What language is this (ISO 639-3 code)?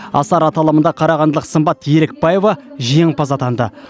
kaz